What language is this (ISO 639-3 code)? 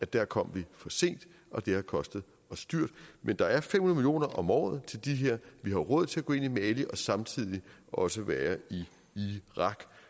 dan